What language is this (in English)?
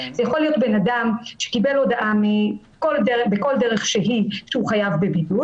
Hebrew